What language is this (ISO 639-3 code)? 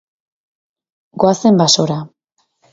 eus